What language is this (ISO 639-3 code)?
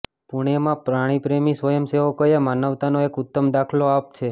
guj